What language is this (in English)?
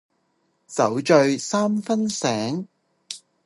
Cantonese